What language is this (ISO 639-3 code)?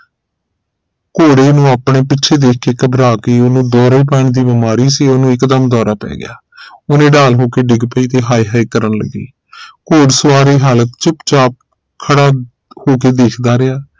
pan